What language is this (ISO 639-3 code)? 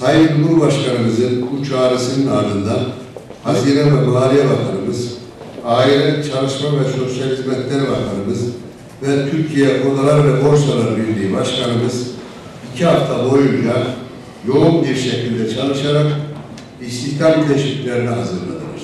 tur